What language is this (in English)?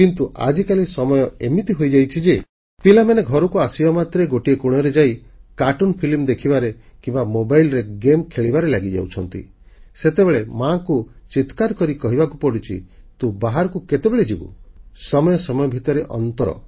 Odia